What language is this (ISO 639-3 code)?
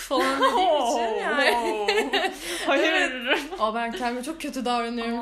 tur